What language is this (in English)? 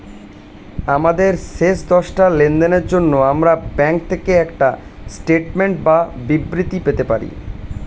Bangla